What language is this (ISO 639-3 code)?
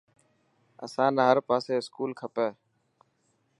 mki